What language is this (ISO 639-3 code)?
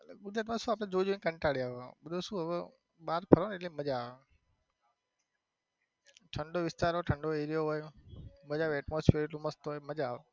guj